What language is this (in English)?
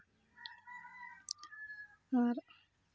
Santali